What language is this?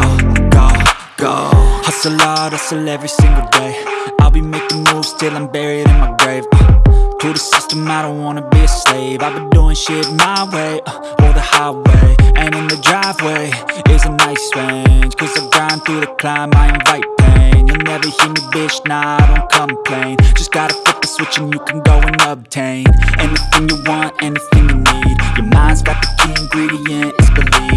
English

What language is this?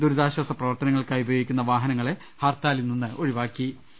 Malayalam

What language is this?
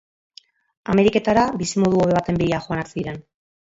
Basque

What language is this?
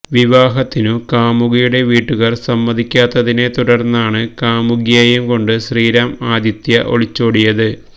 Malayalam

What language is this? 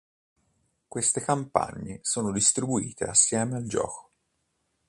Italian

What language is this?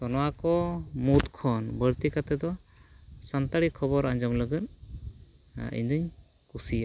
Santali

